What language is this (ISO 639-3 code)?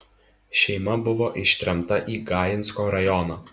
lit